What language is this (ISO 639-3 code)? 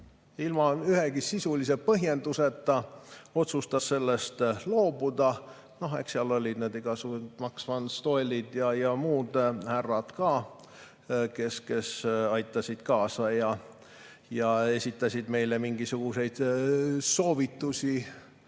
est